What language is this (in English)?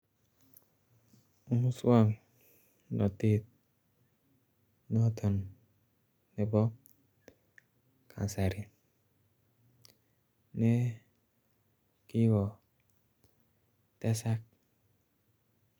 Kalenjin